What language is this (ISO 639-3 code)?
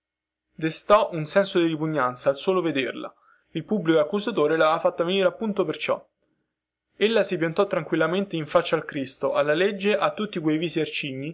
ita